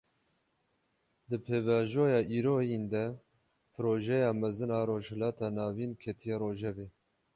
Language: Kurdish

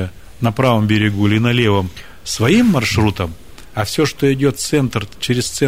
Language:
Russian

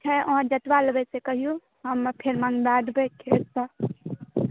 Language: Maithili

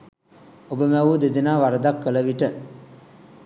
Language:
Sinhala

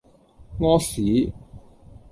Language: Cantonese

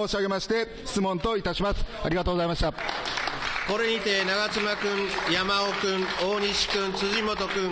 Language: Japanese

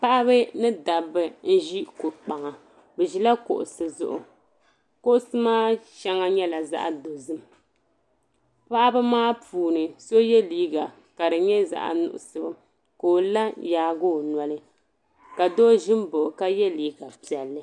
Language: Dagbani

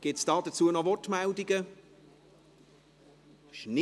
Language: Swiss German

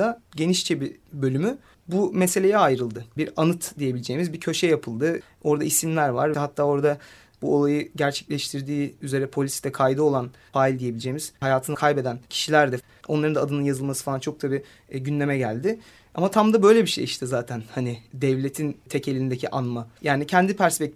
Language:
Turkish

